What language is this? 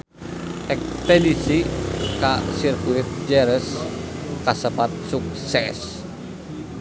Sundanese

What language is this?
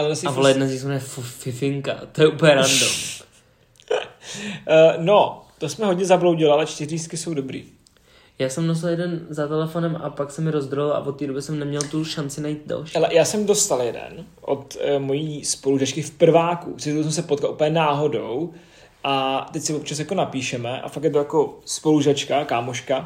Czech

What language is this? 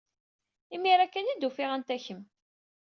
Kabyle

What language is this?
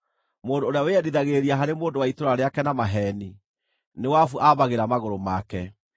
Kikuyu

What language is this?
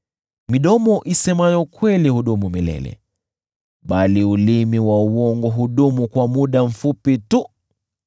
Swahili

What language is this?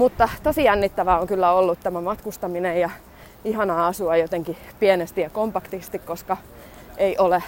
Finnish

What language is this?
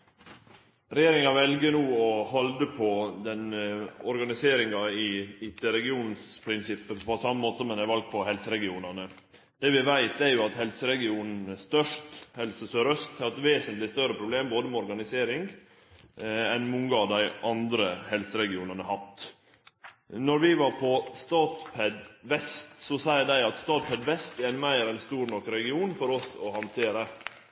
Norwegian Nynorsk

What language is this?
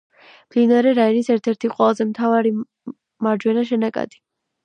Georgian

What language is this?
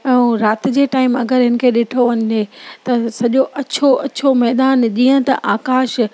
Sindhi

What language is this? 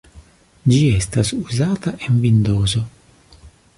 Esperanto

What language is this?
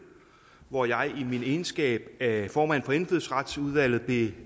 Danish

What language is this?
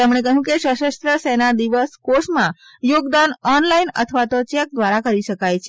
Gujarati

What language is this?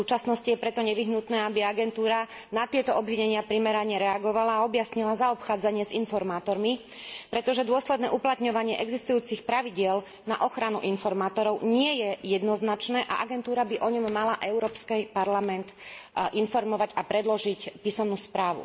Slovak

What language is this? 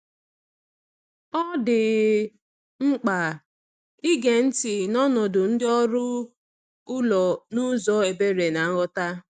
Igbo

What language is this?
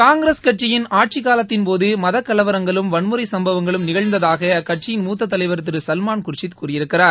Tamil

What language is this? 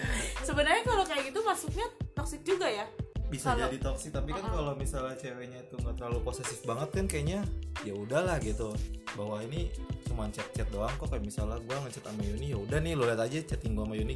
Indonesian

